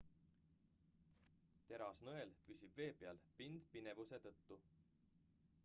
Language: Estonian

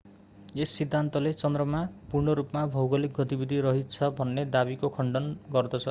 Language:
Nepali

